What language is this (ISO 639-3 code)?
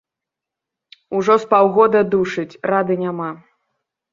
bel